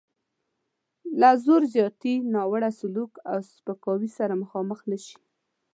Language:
Pashto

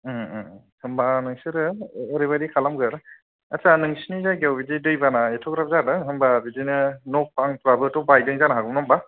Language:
Bodo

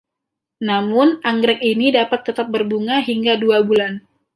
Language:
Indonesian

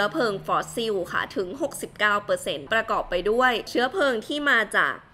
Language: Thai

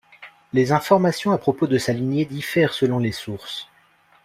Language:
French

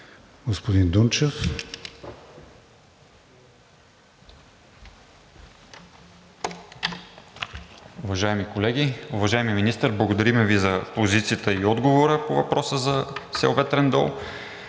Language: Bulgarian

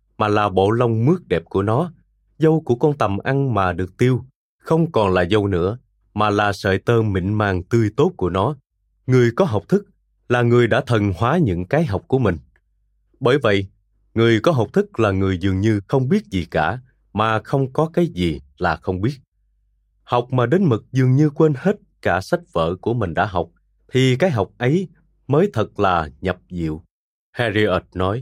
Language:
Vietnamese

